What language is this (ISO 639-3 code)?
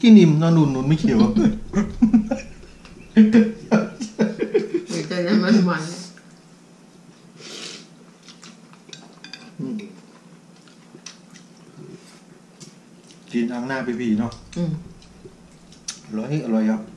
tha